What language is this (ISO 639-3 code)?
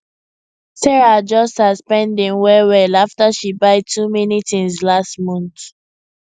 pcm